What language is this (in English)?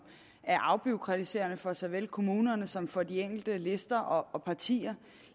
Danish